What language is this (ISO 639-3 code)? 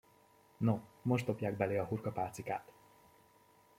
hun